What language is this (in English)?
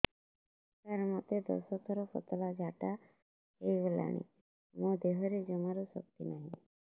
Odia